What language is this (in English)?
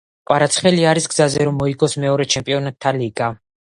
Georgian